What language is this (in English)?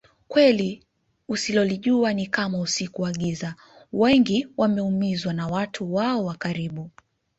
Swahili